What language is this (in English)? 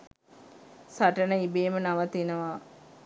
Sinhala